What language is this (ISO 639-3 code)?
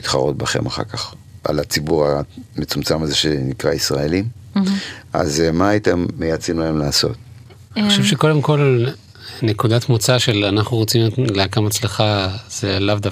heb